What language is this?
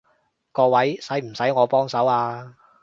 Cantonese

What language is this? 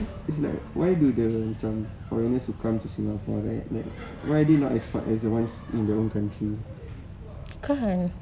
English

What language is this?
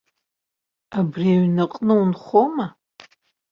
Abkhazian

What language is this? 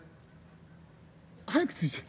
Japanese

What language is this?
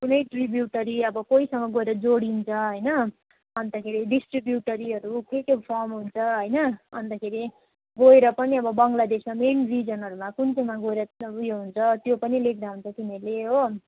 Nepali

